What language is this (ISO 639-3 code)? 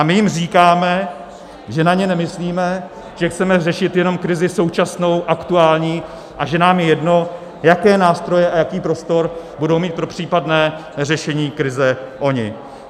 ces